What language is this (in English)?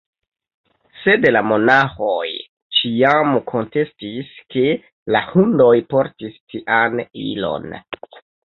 Esperanto